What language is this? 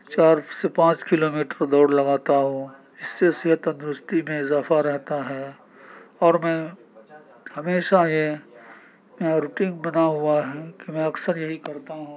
Urdu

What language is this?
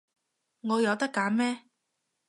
Cantonese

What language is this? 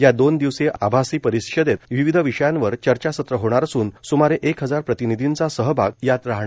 Marathi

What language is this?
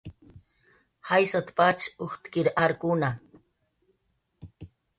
Jaqaru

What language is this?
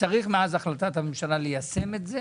Hebrew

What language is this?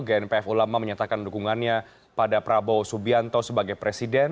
Indonesian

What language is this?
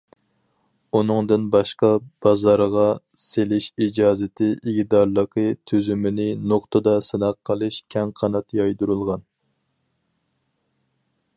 Uyghur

